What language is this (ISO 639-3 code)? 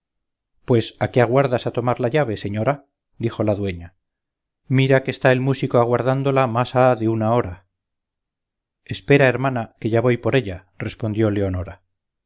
spa